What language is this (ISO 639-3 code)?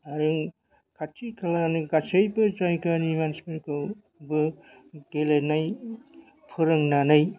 brx